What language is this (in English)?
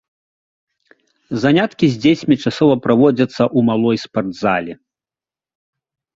Belarusian